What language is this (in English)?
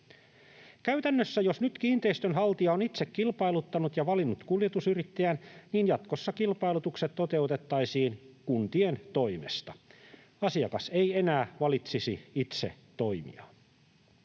Finnish